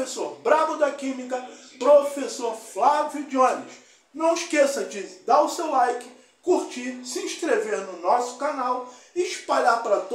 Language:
Portuguese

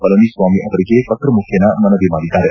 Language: Kannada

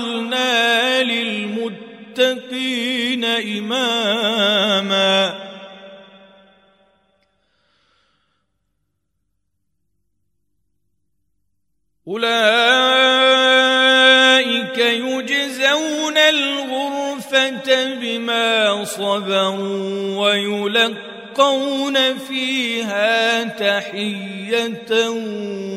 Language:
Arabic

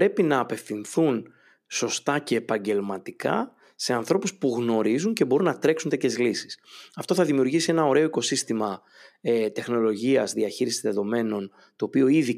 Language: Greek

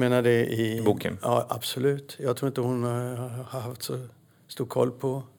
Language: Swedish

